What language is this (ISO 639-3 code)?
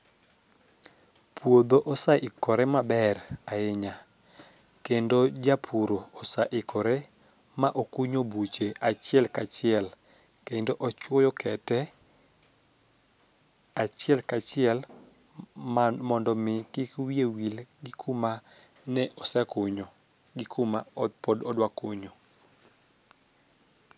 luo